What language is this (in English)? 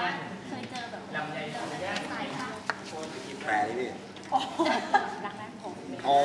Thai